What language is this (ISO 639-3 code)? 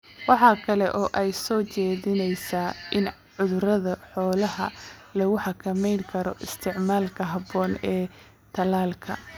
som